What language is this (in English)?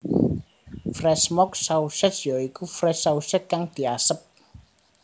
Javanese